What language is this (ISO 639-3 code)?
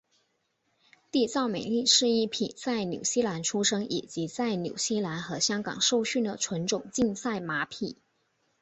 zho